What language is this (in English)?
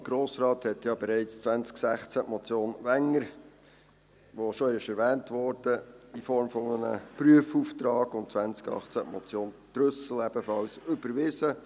Swiss German